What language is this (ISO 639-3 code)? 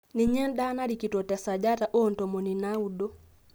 mas